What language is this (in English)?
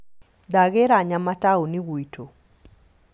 Kikuyu